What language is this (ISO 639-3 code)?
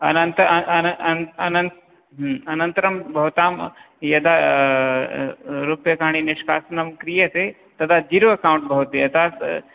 san